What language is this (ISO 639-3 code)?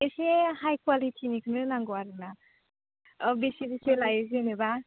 brx